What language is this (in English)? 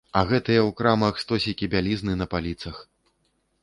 Belarusian